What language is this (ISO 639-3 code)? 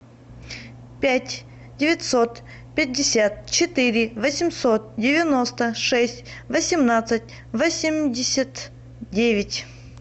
rus